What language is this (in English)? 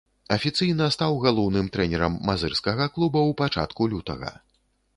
Belarusian